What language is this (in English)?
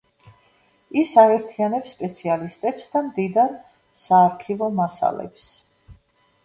Georgian